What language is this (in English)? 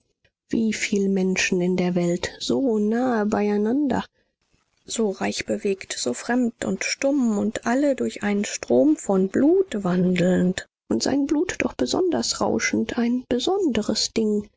German